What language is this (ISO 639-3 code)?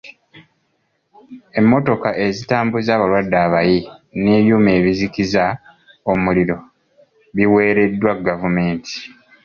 lug